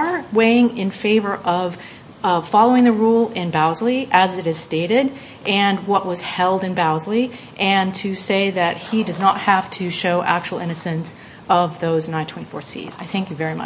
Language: English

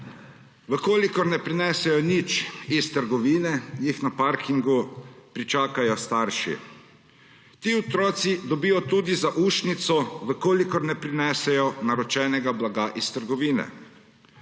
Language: Slovenian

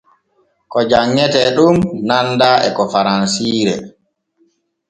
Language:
Borgu Fulfulde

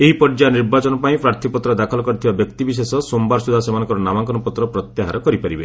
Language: Odia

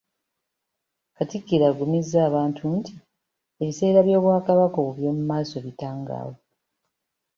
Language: Ganda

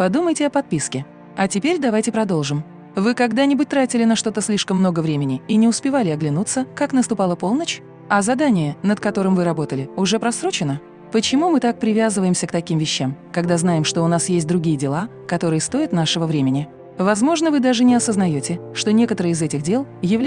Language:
Russian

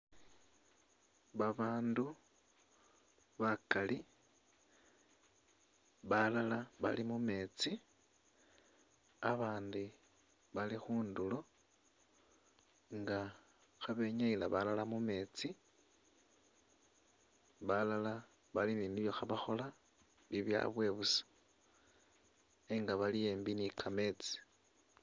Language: Masaaba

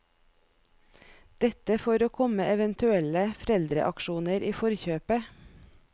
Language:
Norwegian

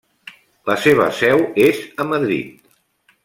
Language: Catalan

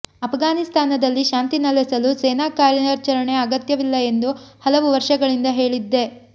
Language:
Kannada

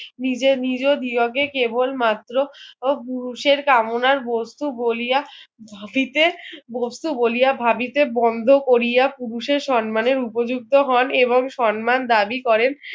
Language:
Bangla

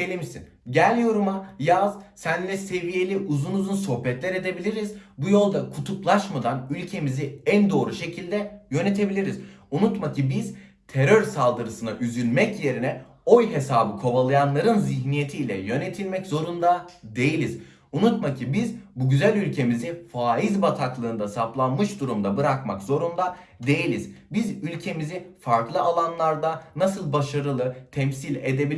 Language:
Turkish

